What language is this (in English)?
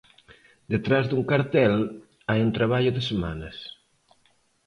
Galician